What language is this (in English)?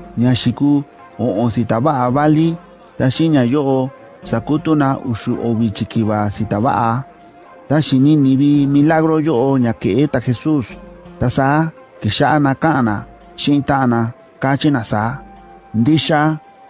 Spanish